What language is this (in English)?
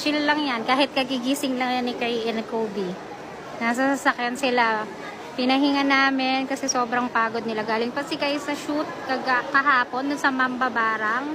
Filipino